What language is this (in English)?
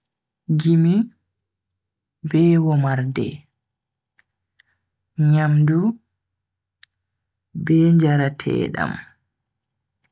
Bagirmi Fulfulde